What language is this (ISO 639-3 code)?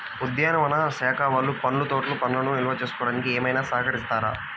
tel